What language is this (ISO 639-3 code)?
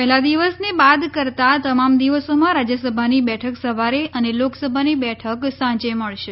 guj